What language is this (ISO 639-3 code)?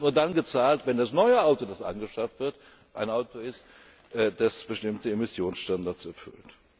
deu